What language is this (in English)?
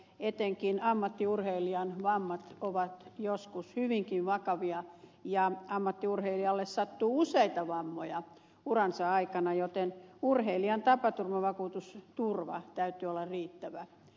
Finnish